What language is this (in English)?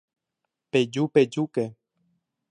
Guarani